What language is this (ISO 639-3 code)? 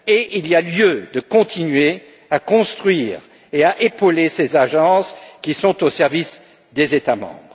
fra